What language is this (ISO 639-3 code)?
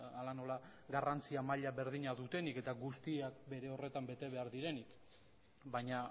eus